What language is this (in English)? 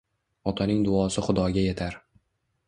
Uzbek